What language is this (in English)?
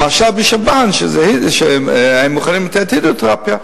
Hebrew